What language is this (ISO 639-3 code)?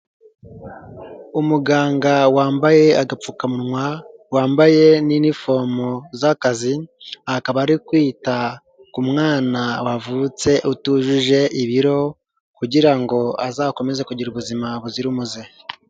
kin